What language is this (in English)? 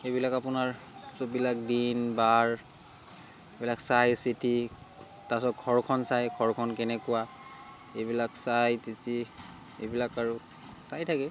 Assamese